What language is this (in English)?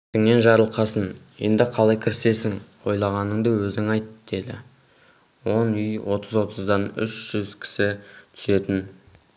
Kazakh